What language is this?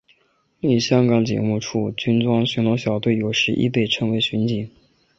Chinese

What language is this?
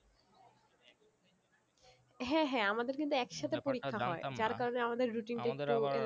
Bangla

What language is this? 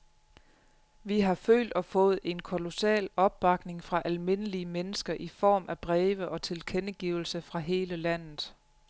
Danish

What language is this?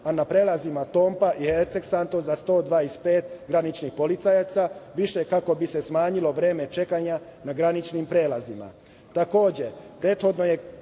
Serbian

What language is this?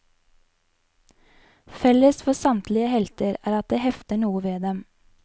Norwegian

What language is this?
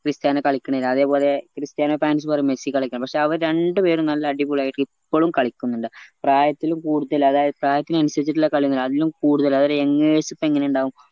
Malayalam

